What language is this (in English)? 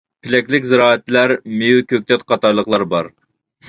Uyghur